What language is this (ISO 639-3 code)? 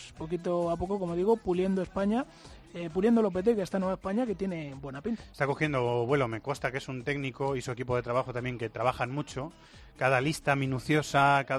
spa